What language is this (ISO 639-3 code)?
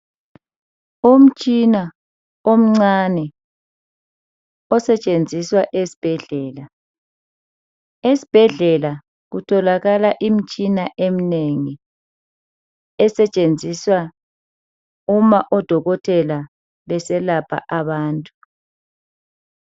nde